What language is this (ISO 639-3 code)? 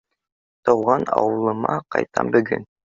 bak